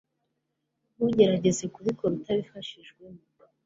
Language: Kinyarwanda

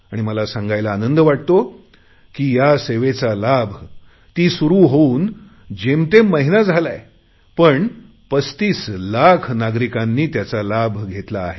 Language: Marathi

